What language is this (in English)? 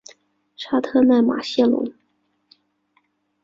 Chinese